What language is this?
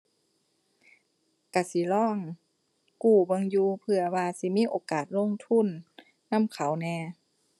Thai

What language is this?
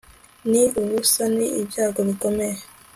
Kinyarwanda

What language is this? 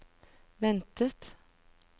Norwegian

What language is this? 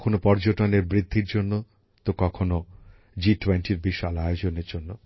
Bangla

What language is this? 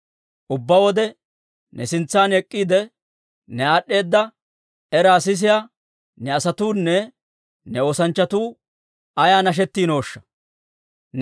Dawro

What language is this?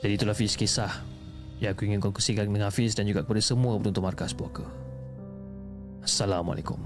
Malay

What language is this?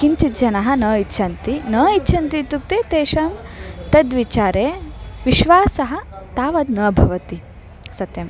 Sanskrit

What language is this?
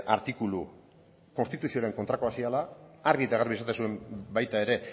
Basque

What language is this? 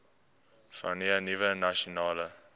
Afrikaans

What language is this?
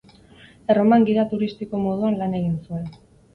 Basque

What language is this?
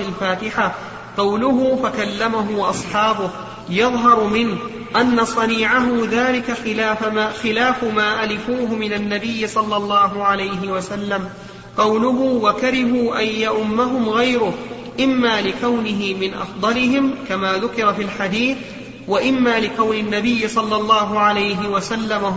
Arabic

